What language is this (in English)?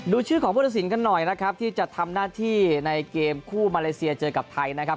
Thai